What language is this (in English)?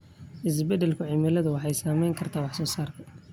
Somali